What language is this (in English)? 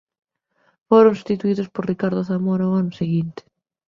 Galician